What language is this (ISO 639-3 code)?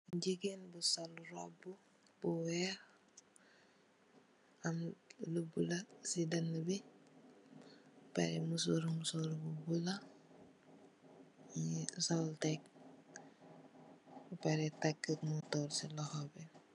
wol